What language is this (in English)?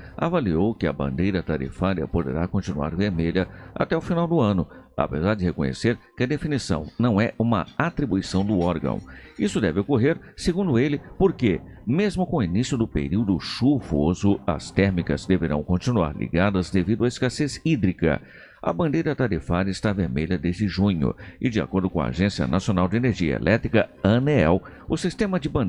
Portuguese